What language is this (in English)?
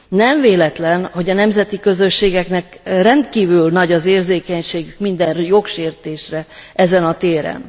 Hungarian